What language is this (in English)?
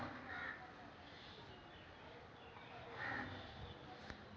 Maithili